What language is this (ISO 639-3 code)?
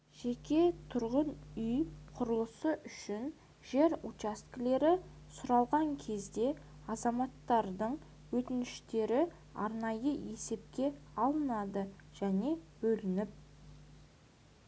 kaz